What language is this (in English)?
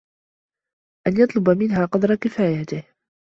Arabic